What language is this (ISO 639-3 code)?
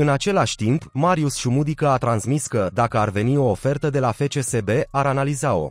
ron